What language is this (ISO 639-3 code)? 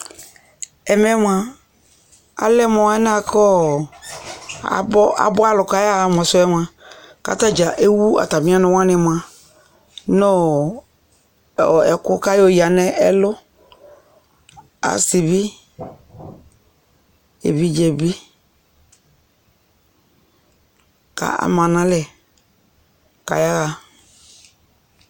kpo